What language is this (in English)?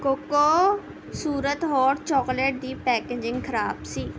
Punjabi